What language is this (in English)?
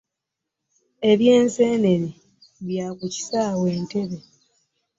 Ganda